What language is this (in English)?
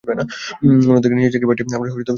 Bangla